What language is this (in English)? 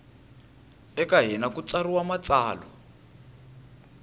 Tsonga